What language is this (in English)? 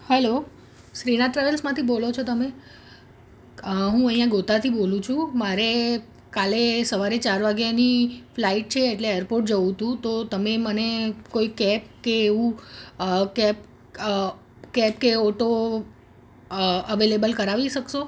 Gujarati